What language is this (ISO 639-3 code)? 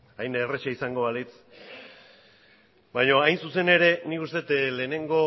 eus